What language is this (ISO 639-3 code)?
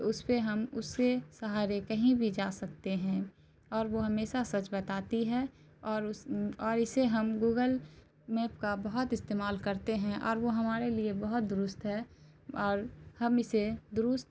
urd